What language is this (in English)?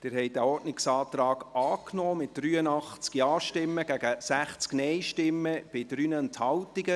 Swiss German